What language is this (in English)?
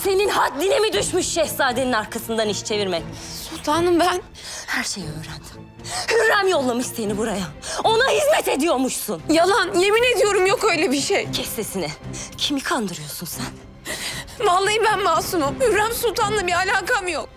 Turkish